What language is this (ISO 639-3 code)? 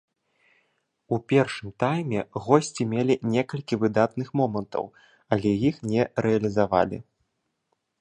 bel